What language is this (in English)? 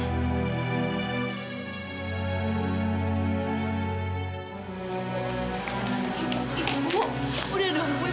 Indonesian